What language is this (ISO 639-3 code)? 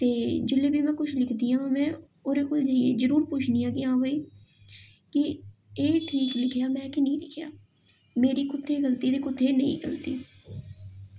doi